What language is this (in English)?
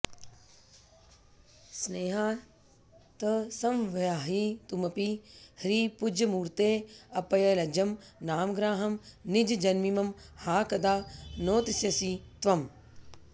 Sanskrit